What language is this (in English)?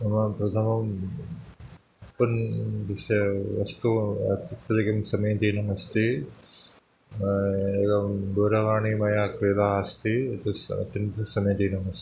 Sanskrit